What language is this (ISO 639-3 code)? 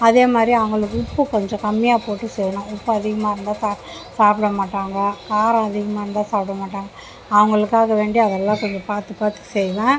tam